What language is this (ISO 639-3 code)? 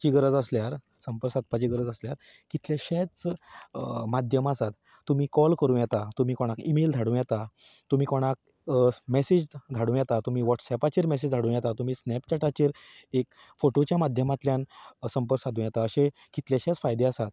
kok